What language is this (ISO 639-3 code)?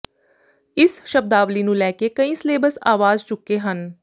pan